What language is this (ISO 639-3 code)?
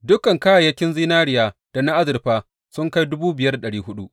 hau